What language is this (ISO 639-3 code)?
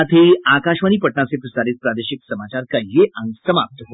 hin